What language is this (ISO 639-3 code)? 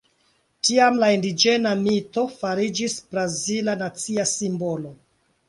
epo